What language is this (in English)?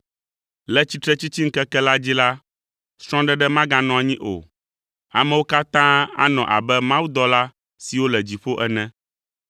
Ewe